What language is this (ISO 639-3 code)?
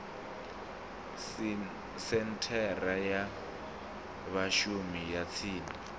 ven